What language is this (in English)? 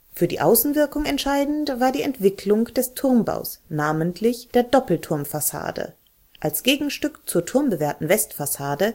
German